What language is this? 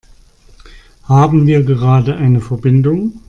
German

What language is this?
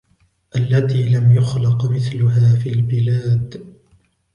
Arabic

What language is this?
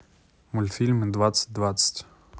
Russian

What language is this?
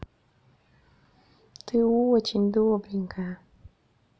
Russian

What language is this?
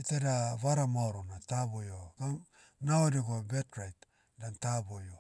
Motu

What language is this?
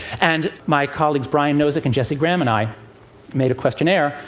English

